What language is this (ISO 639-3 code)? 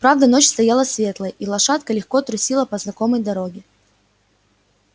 rus